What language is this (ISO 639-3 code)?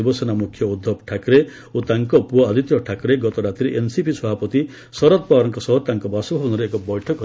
ori